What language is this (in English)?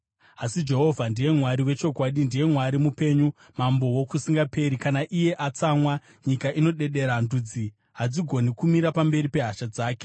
Shona